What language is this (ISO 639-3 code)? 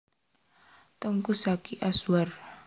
jav